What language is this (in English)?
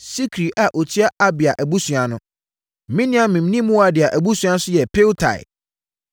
Akan